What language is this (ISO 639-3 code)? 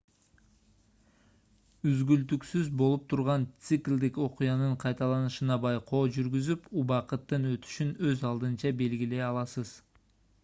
kir